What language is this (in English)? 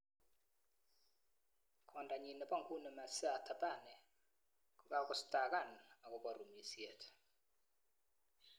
Kalenjin